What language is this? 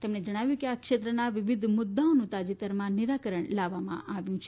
Gujarati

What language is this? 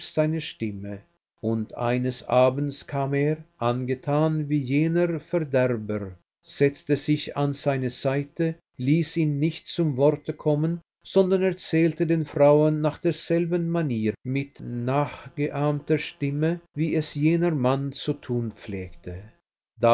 German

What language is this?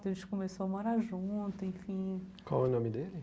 Portuguese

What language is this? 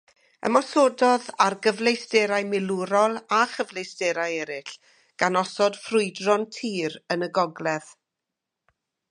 Welsh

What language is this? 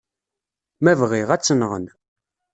Kabyle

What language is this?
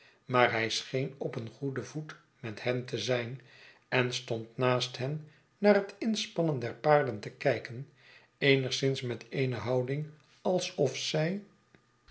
Dutch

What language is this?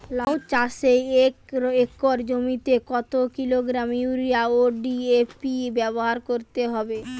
Bangla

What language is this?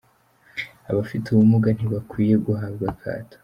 Kinyarwanda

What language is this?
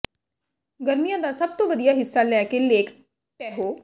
Punjabi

